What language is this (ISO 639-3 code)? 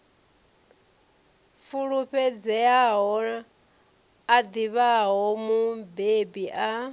ven